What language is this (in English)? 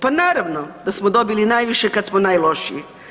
Croatian